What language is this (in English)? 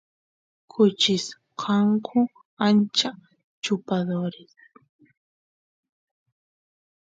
Santiago del Estero Quichua